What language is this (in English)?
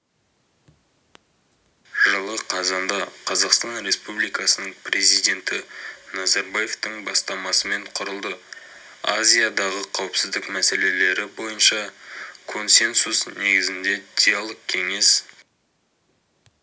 Kazakh